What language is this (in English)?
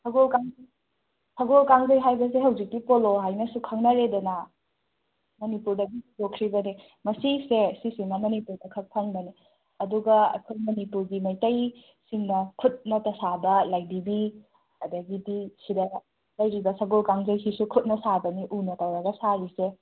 Manipuri